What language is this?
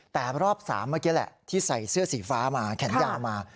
Thai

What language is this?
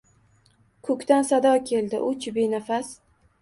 Uzbek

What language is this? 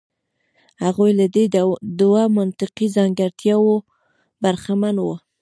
Pashto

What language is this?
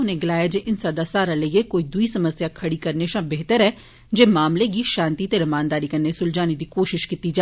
Dogri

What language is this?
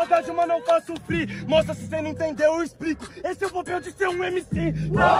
Portuguese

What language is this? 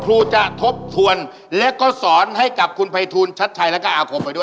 Thai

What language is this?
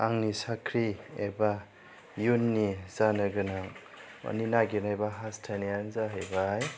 Bodo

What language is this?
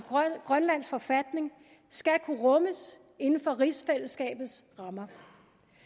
Danish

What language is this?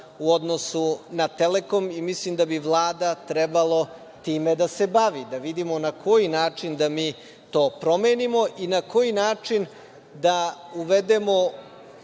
Serbian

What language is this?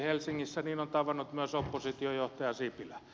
Finnish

